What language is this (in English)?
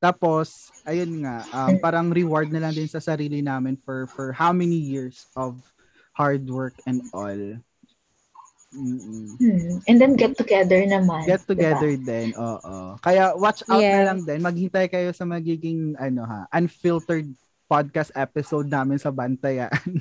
Filipino